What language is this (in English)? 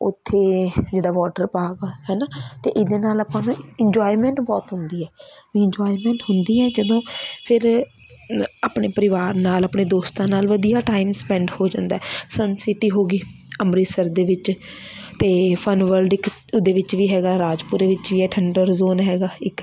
Punjabi